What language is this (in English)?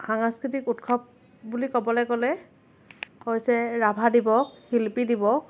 Assamese